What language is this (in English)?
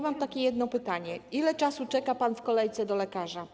Polish